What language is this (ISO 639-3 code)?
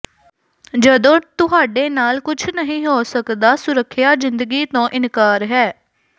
pan